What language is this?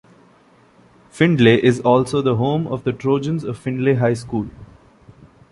English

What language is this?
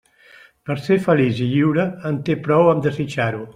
Catalan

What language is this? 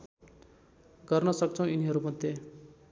Nepali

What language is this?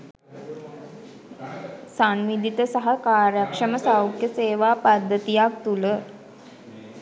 Sinhala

